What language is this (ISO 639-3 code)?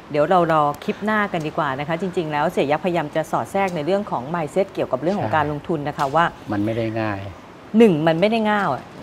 tha